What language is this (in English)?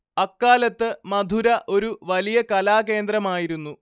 Malayalam